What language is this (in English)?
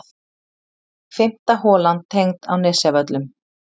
Icelandic